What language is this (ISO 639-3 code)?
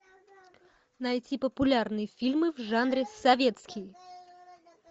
rus